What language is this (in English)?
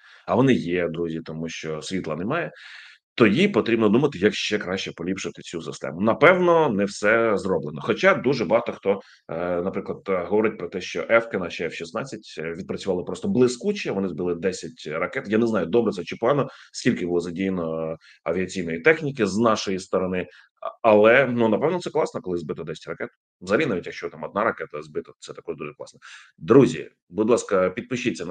Ukrainian